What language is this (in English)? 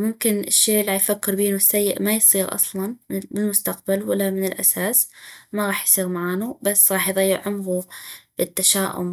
North Mesopotamian Arabic